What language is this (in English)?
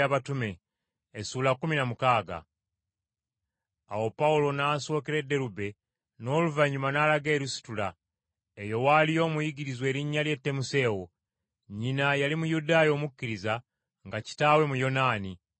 Ganda